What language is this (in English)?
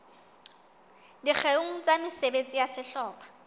Southern Sotho